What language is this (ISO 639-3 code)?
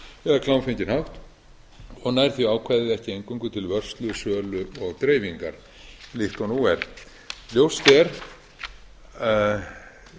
isl